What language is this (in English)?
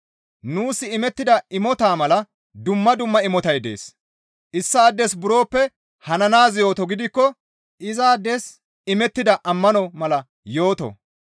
Gamo